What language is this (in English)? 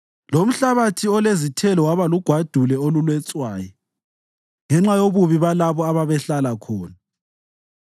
North Ndebele